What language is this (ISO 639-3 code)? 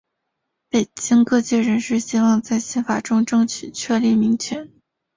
zho